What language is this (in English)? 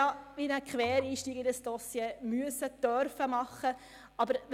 Swiss German